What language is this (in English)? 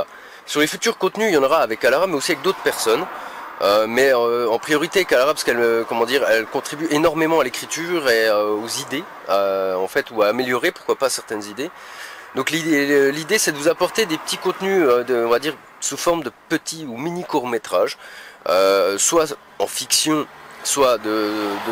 French